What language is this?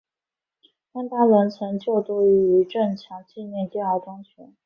Chinese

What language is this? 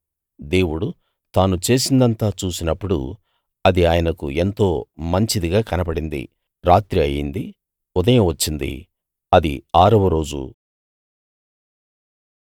Telugu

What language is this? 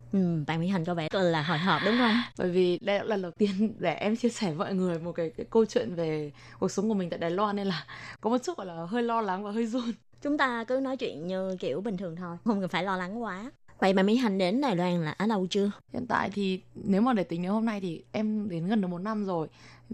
Vietnamese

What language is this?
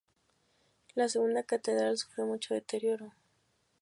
Spanish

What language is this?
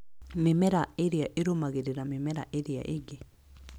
Kikuyu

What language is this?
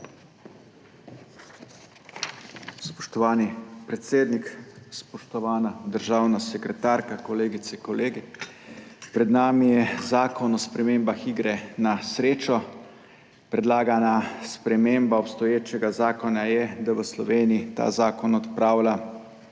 Slovenian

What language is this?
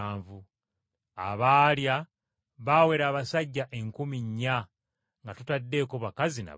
Ganda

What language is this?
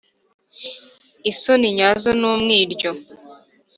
Kinyarwanda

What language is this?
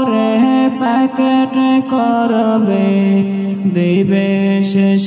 Romanian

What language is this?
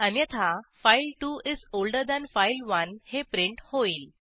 Marathi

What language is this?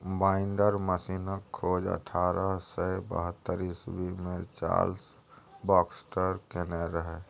Maithili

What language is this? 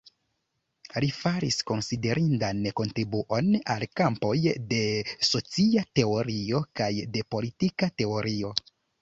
Esperanto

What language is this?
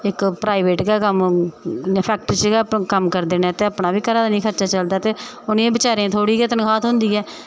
Dogri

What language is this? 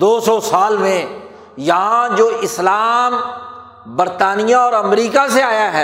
Urdu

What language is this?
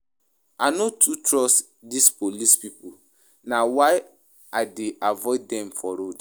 Nigerian Pidgin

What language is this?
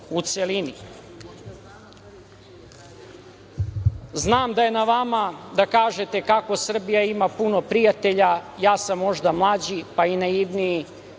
Serbian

